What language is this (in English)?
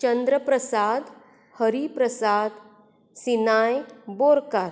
Konkani